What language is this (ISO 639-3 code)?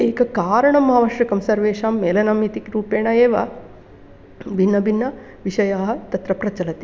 san